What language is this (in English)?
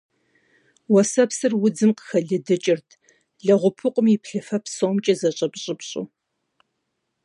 Kabardian